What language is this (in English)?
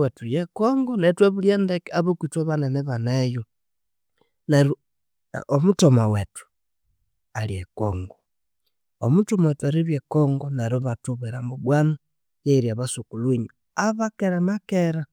Konzo